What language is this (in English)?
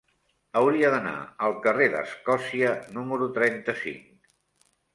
Catalan